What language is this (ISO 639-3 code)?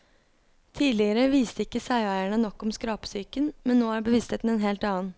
nor